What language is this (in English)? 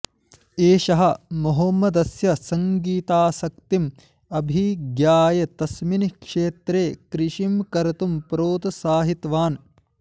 Sanskrit